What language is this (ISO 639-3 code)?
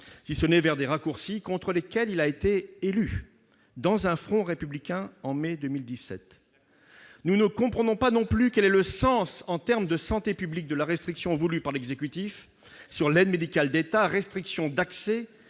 fra